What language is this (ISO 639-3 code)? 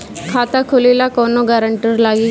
bho